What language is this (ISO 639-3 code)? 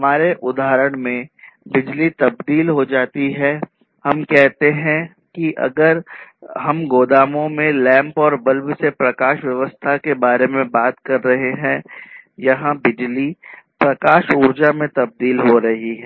hin